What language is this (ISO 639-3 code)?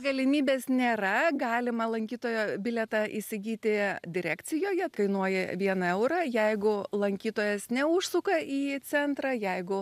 lit